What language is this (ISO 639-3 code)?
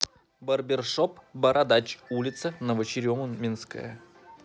rus